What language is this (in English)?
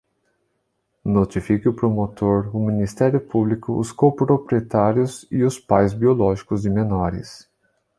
Portuguese